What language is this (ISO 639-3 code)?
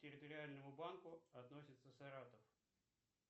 rus